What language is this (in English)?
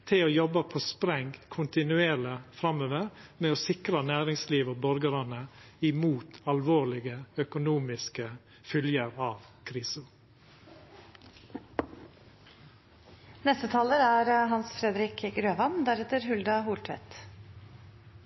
Norwegian Nynorsk